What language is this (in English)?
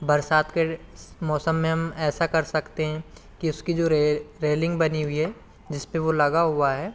Hindi